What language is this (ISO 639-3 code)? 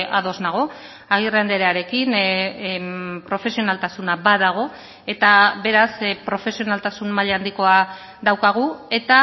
eus